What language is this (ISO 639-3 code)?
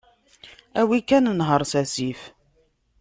kab